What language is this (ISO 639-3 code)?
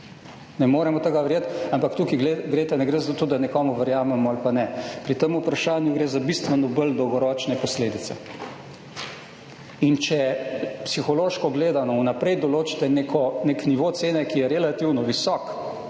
slv